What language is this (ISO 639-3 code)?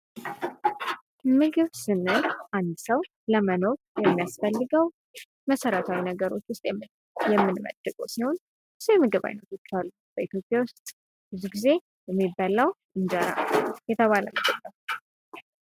amh